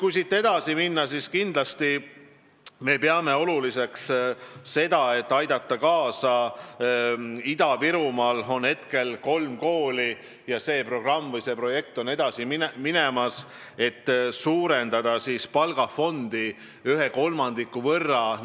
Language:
Estonian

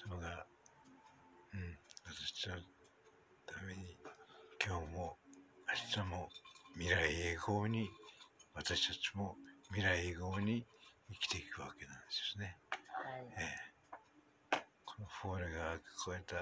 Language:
Japanese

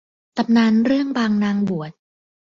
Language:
Thai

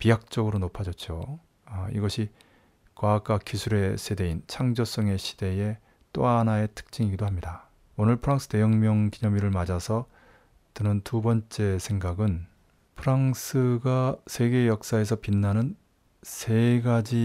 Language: Korean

